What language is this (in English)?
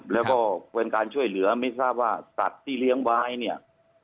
Thai